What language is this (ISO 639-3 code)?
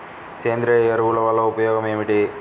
tel